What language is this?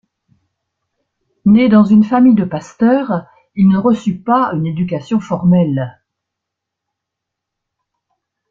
French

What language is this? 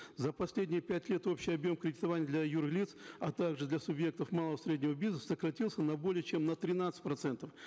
Kazakh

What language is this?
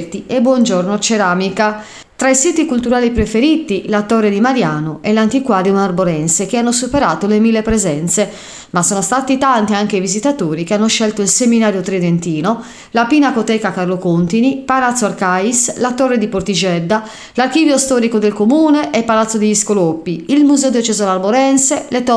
Italian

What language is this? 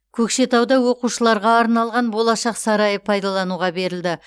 Kazakh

